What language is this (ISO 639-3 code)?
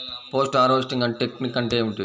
tel